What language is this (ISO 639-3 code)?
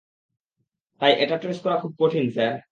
ben